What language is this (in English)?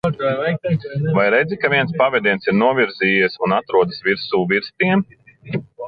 Latvian